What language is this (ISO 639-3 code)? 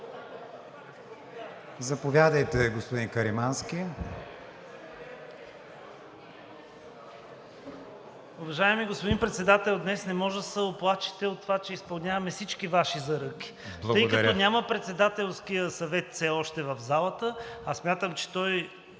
bul